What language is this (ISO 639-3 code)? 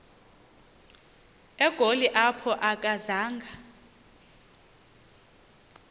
xho